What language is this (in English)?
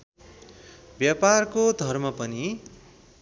Nepali